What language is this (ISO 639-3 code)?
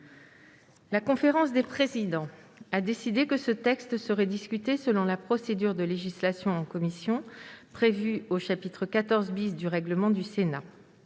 fra